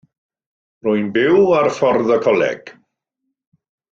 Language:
Welsh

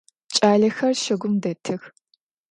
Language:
Adyghe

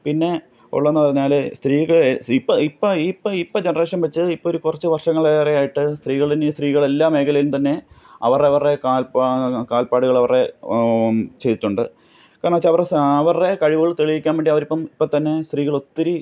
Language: Malayalam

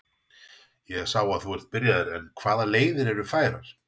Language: Icelandic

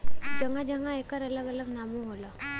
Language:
Bhojpuri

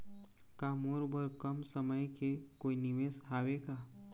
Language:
Chhattisgarhi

